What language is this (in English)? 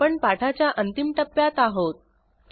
Marathi